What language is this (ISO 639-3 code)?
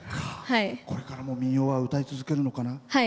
jpn